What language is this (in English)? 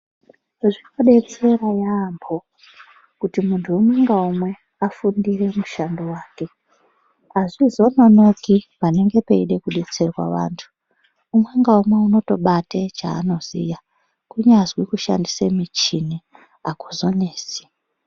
Ndau